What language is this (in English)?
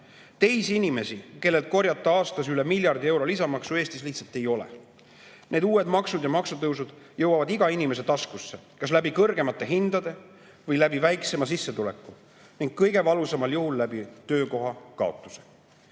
Estonian